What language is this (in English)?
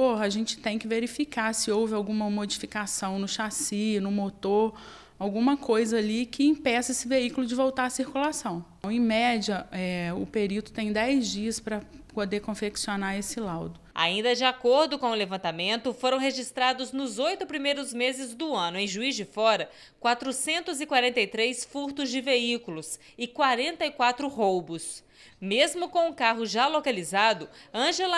Portuguese